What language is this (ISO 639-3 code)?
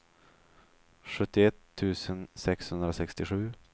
swe